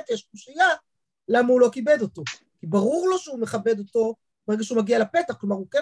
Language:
Hebrew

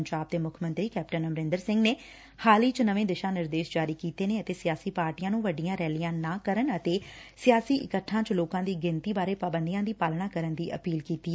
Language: Punjabi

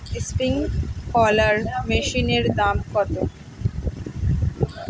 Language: Bangla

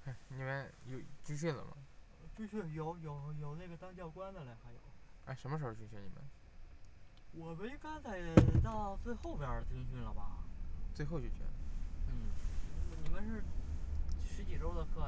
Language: Chinese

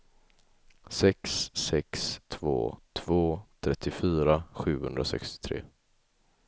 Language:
Swedish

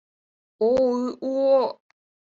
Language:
Mari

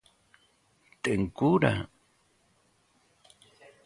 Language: Galician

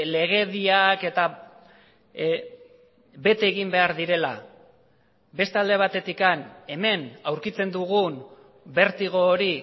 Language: Basque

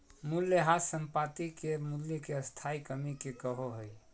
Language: Magahi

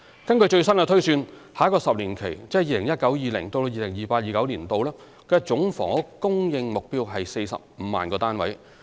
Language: Cantonese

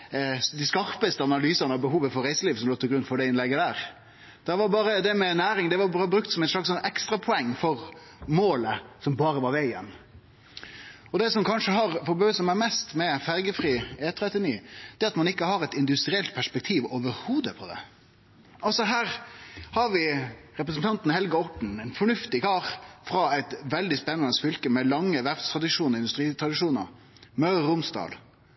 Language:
Norwegian Nynorsk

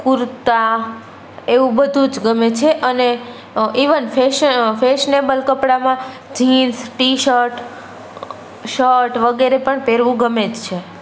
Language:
Gujarati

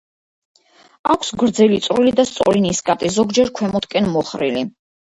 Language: Georgian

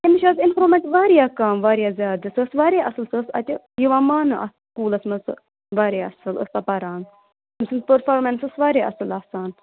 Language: Kashmiri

